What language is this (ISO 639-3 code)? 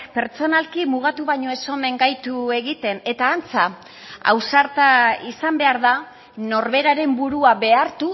eus